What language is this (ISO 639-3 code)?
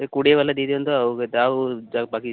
ori